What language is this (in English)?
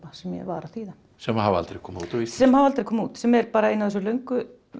Icelandic